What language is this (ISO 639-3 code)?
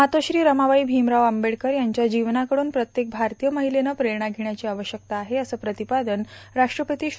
mar